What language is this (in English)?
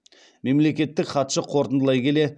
Kazakh